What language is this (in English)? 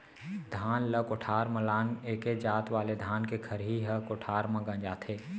Chhattisgarhi